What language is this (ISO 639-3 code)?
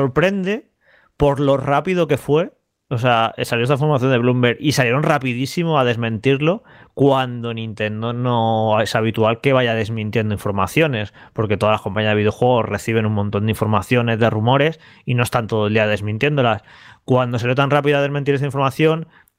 spa